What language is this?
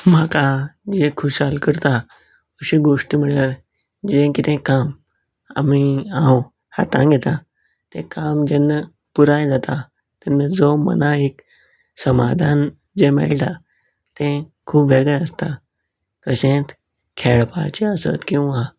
Konkani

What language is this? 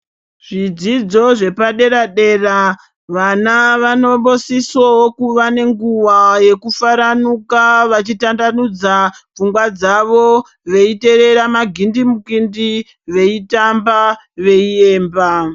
Ndau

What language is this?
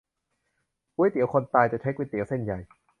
Thai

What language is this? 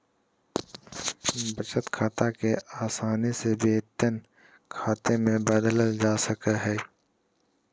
Magahi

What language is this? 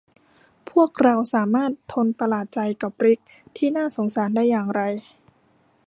Thai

